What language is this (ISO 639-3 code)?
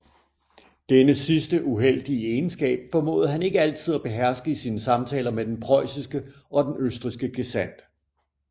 dan